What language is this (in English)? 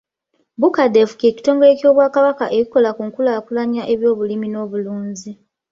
Ganda